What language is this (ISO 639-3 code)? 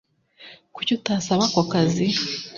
kin